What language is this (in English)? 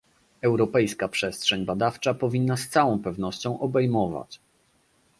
Polish